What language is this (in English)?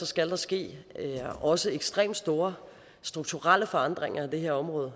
Danish